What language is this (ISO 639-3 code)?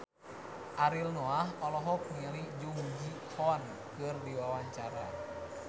sun